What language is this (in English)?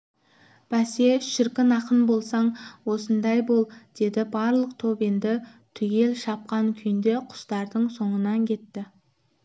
Kazakh